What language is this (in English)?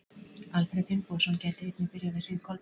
Icelandic